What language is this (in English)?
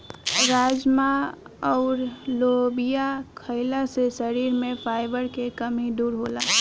Bhojpuri